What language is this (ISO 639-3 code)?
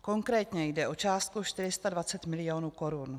ces